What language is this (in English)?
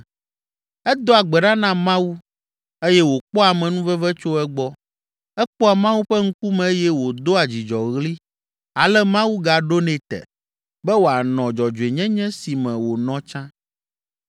Ewe